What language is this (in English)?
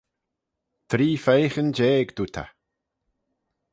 Manx